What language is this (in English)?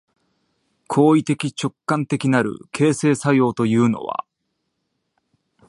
Japanese